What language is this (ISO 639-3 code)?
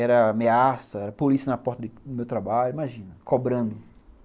por